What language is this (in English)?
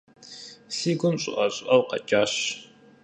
Kabardian